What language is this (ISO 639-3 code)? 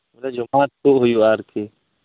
sat